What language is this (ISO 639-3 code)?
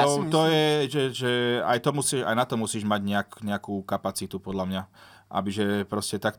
slk